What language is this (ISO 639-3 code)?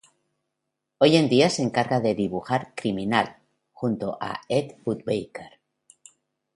spa